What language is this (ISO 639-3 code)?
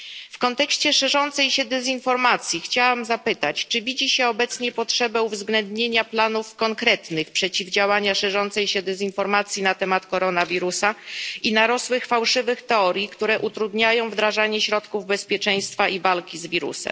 pol